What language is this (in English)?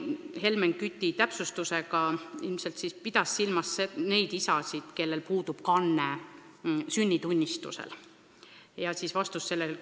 Estonian